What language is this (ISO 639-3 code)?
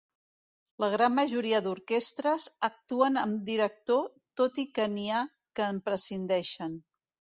cat